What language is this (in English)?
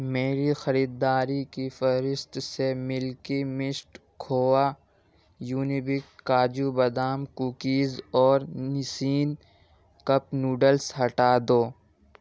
Urdu